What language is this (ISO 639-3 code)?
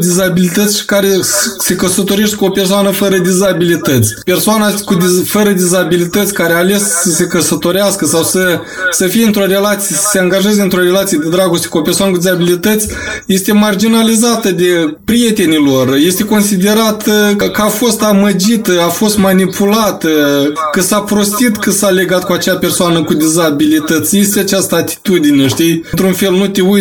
ron